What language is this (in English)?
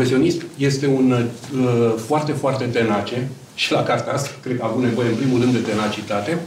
Romanian